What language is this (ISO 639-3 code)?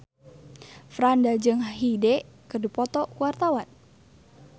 sun